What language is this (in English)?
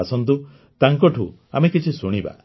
Odia